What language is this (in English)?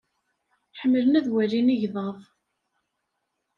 Kabyle